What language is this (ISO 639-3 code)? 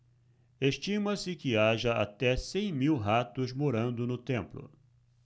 por